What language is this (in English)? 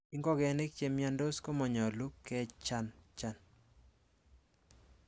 Kalenjin